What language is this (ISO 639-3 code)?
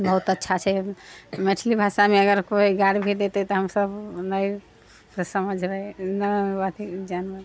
mai